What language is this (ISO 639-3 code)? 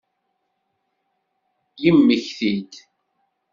kab